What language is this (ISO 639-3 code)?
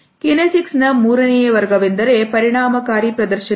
kan